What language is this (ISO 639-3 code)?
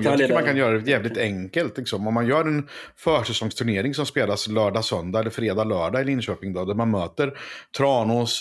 swe